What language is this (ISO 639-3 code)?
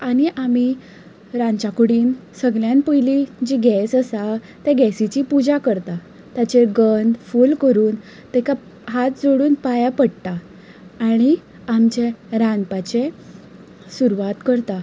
kok